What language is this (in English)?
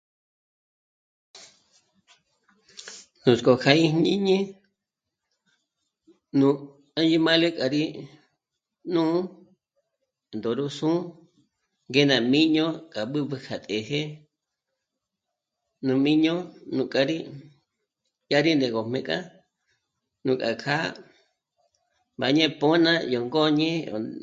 Michoacán Mazahua